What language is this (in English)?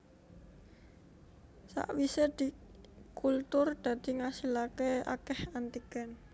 Javanese